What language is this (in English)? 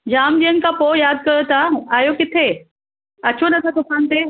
Sindhi